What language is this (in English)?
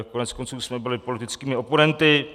Czech